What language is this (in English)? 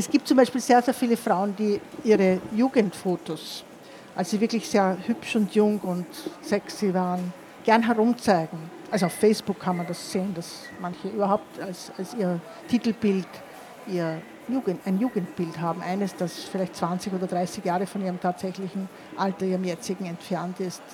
German